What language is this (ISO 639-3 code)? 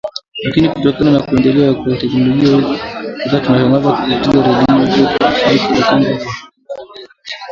swa